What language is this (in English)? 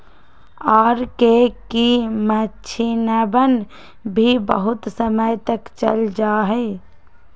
Magahi